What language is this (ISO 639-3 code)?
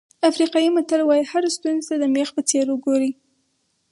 pus